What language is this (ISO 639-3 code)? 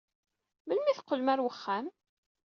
kab